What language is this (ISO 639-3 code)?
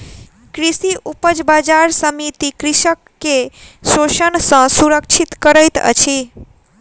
mai